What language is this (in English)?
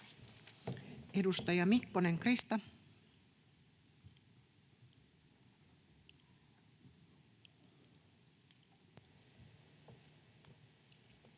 Finnish